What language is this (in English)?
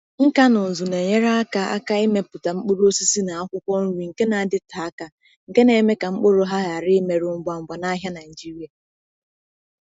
Igbo